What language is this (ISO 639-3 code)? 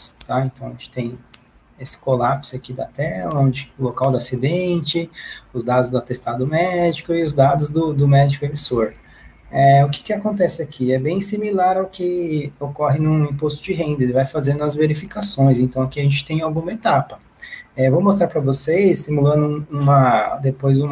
por